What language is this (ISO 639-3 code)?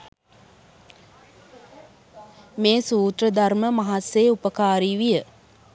sin